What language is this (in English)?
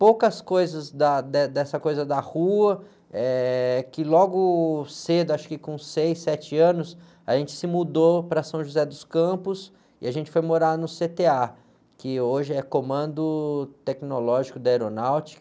Portuguese